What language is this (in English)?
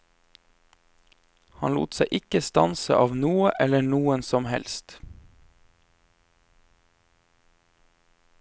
Norwegian